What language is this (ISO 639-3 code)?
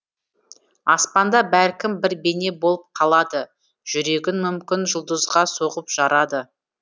kaz